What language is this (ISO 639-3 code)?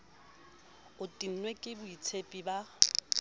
sot